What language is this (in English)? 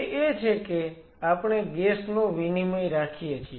Gujarati